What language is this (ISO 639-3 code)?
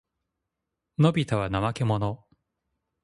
jpn